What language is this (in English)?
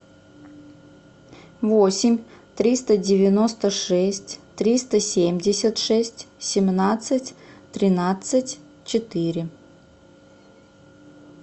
Russian